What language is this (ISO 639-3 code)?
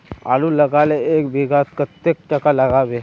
mag